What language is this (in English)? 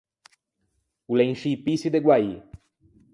Ligurian